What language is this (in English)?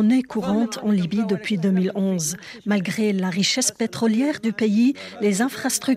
French